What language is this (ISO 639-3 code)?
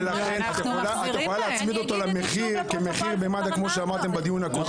heb